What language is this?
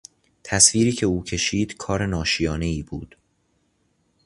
Persian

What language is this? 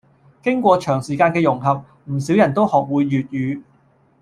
Cantonese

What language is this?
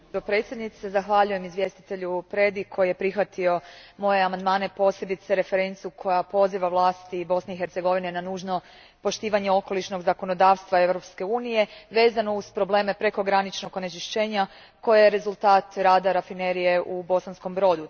Croatian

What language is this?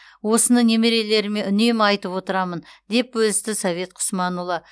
Kazakh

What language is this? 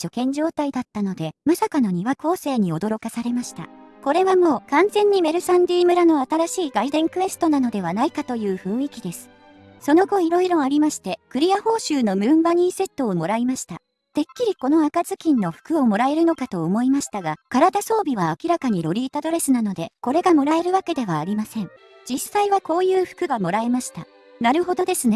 Japanese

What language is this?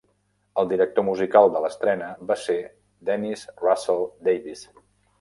Catalan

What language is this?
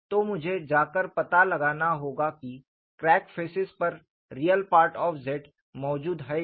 Hindi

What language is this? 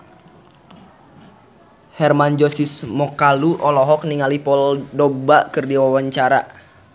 Sundanese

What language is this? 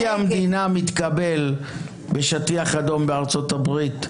Hebrew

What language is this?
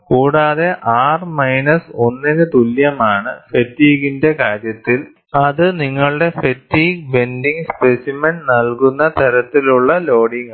Malayalam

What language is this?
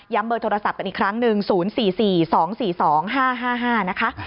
Thai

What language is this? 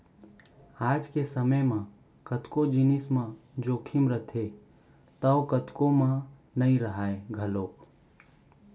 Chhattisgarhi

